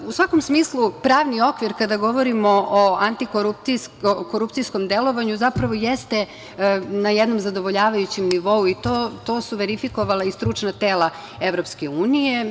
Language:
Serbian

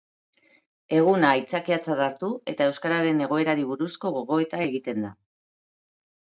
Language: Basque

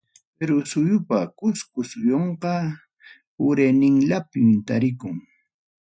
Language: Ayacucho Quechua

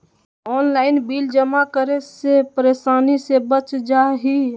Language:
Magahi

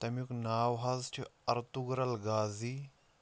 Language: Kashmiri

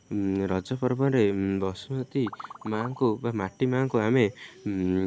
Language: Odia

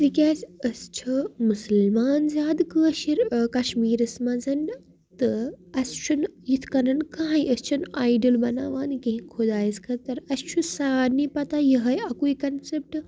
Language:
Kashmiri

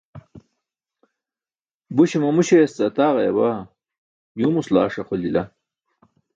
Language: Burushaski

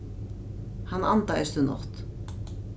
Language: Faroese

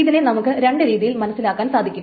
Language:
Malayalam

